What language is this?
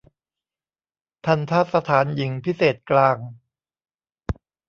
Thai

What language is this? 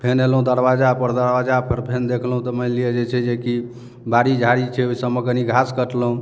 Maithili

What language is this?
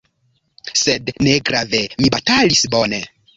Esperanto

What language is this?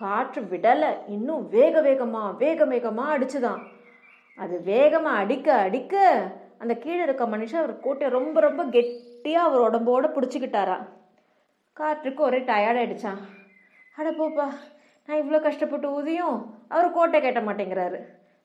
Tamil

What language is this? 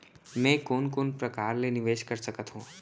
Chhattisgarhi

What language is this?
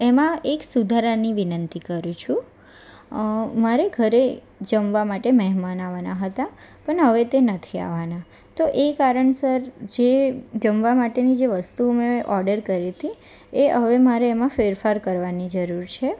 Gujarati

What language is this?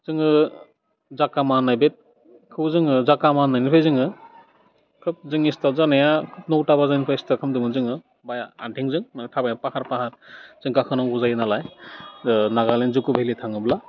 Bodo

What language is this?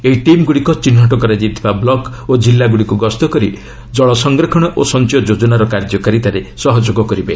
Odia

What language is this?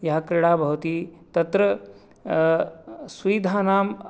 Sanskrit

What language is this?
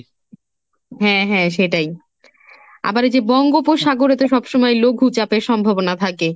Bangla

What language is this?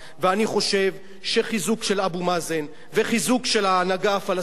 Hebrew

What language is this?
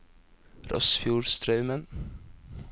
Norwegian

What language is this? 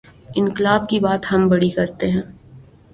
Urdu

